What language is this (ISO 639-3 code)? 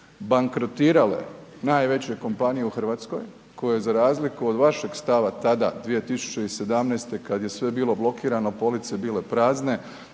hrv